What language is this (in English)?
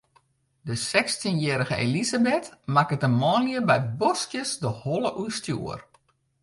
Western Frisian